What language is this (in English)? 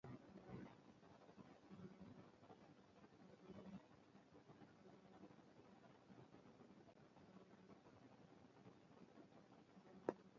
Luo (Kenya and Tanzania)